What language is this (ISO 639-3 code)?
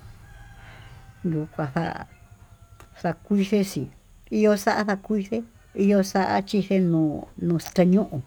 mtu